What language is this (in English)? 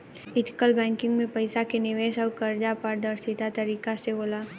Bhojpuri